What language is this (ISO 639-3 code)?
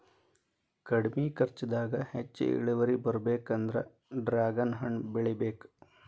kan